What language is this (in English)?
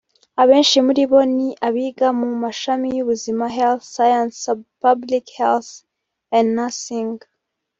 Kinyarwanda